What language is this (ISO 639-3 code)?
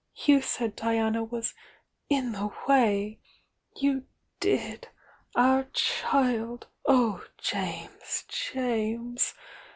eng